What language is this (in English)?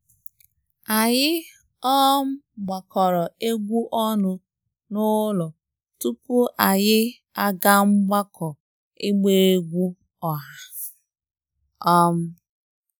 Igbo